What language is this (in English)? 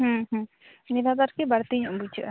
Santali